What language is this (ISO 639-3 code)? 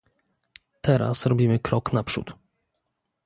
pol